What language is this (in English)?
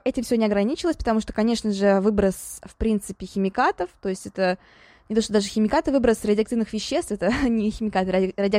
Russian